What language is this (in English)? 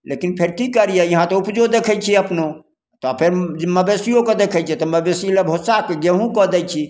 Maithili